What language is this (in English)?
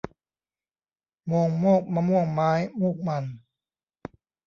Thai